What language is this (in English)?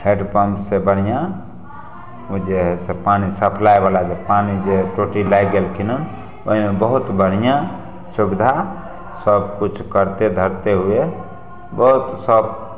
Maithili